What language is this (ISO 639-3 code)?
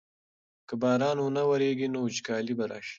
pus